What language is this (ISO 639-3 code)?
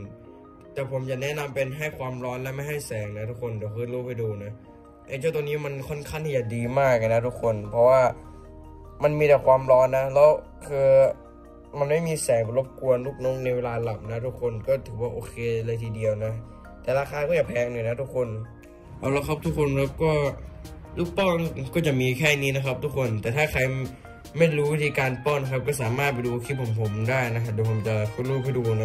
tha